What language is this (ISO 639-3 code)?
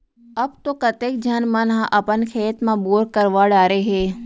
hne